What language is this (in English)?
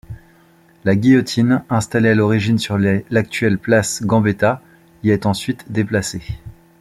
French